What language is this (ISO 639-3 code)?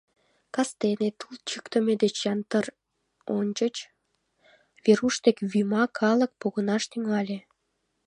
chm